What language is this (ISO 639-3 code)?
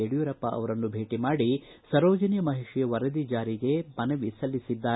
kan